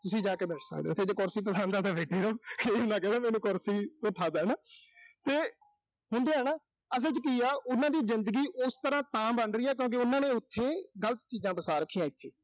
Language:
Punjabi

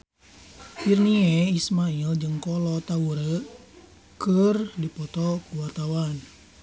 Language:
Sundanese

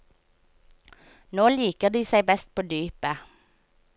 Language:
Norwegian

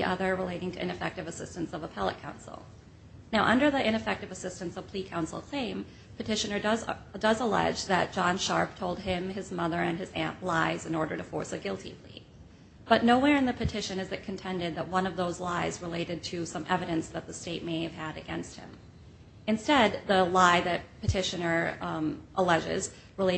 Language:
English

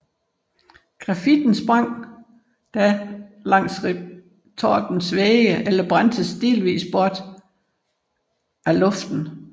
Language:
Danish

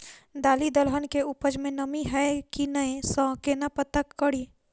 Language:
Maithili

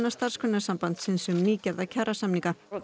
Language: Icelandic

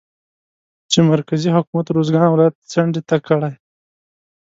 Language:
Pashto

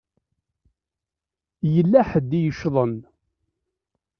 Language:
Kabyle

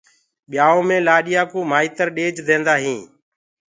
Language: Gurgula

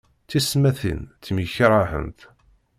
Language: Kabyle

